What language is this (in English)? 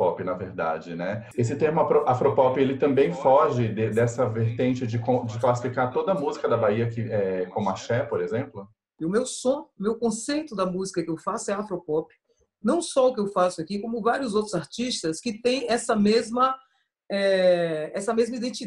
Portuguese